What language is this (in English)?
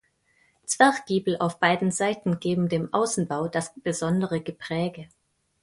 German